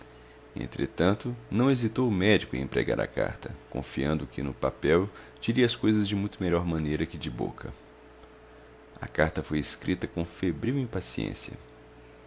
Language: Portuguese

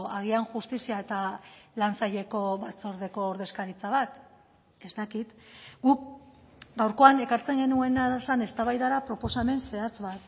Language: Basque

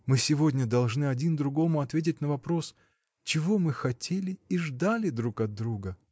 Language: Russian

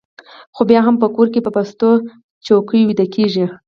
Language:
Pashto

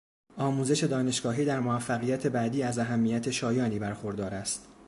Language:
Persian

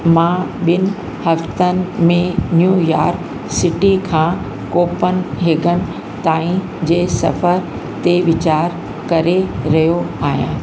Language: Sindhi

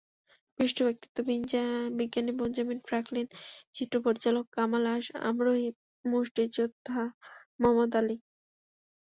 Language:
Bangla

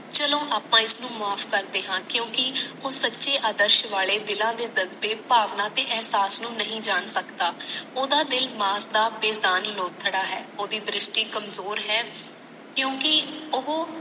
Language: Punjabi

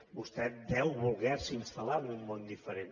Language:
Catalan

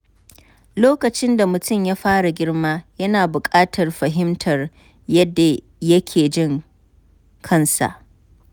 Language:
Hausa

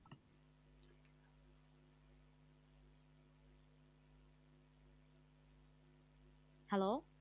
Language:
Bangla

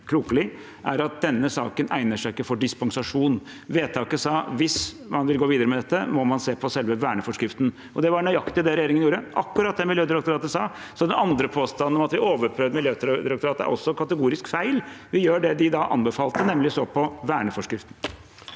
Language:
Norwegian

